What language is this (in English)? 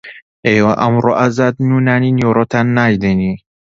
Central Kurdish